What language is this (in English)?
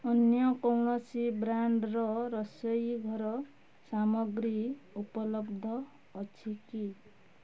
Odia